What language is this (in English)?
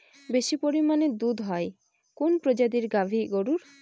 Bangla